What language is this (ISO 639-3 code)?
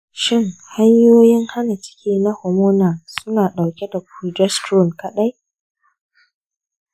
hau